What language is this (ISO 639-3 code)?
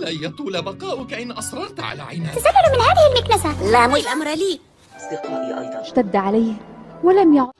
eng